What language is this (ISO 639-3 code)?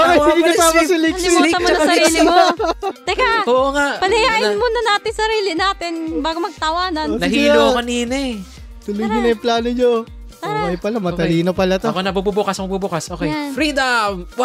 fil